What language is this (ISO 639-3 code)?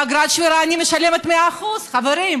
heb